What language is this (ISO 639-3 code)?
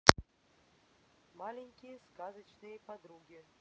rus